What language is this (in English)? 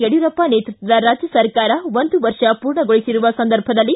Kannada